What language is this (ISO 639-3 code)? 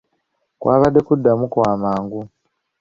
lug